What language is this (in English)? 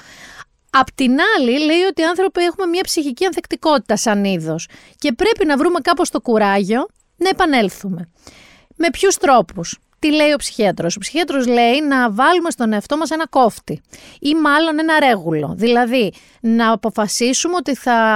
Greek